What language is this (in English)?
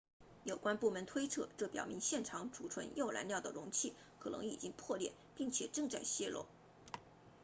Chinese